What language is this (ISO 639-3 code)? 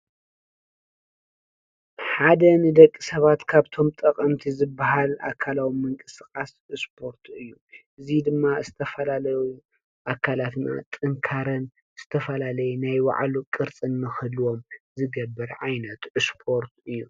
tir